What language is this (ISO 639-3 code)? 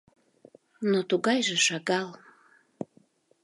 chm